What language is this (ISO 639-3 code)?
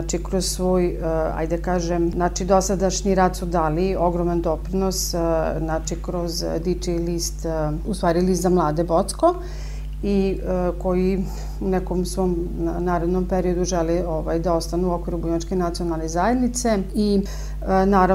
hrv